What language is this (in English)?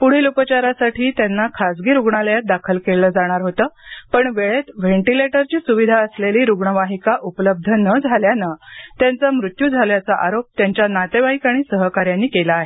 Marathi